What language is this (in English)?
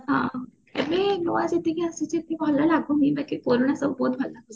Odia